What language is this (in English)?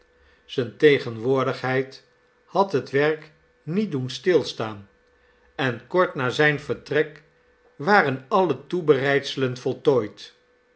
Dutch